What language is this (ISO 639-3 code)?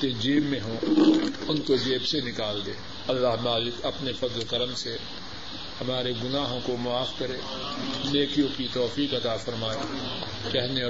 urd